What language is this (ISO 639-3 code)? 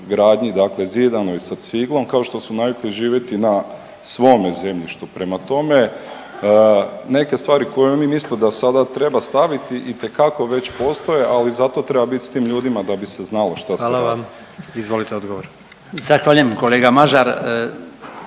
hrv